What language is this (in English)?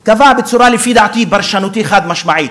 Hebrew